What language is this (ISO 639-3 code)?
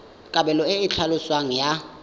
tsn